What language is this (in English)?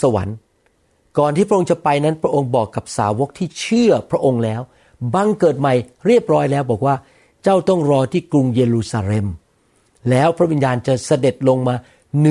Thai